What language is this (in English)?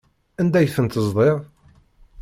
Kabyle